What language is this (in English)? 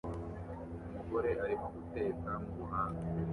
Kinyarwanda